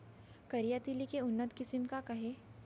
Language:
Chhattisgarhi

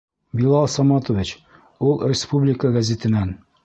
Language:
Bashkir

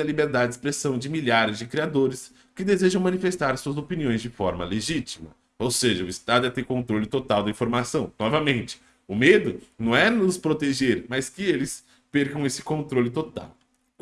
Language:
Portuguese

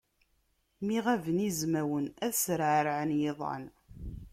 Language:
Kabyle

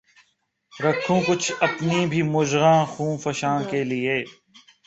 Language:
Urdu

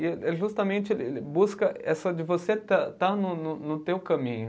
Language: Portuguese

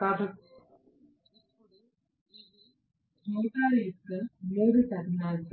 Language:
Telugu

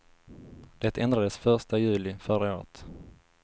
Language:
Swedish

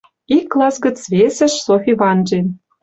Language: Western Mari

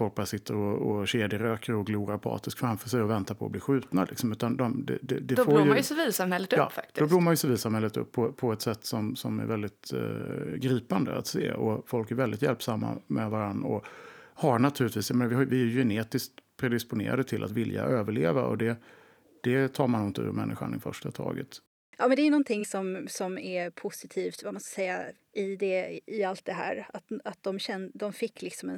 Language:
Swedish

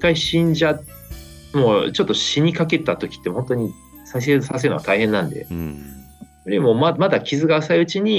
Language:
Japanese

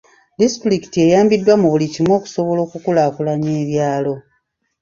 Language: Ganda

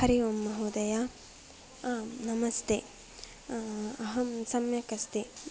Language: Sanskrit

